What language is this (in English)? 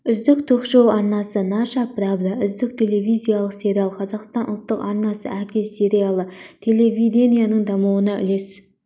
Kazakh